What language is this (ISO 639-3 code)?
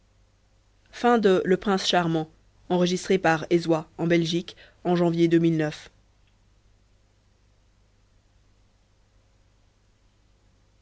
fra